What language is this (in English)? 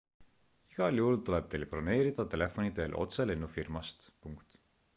Estonian